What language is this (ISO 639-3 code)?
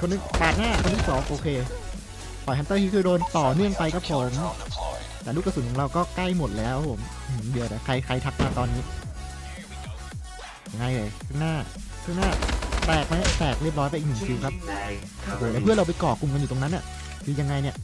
tha